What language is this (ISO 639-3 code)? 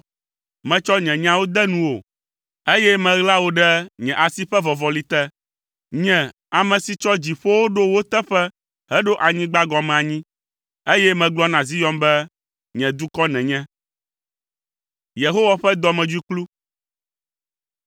ewe